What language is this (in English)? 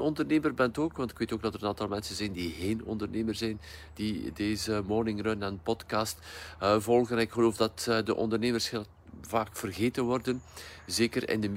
Dutch